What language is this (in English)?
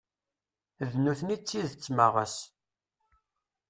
Kabyle